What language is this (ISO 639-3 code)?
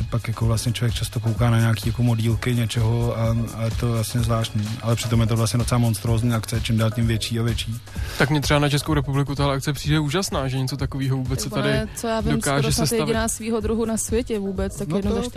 ces